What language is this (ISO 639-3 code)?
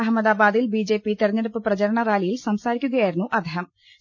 mal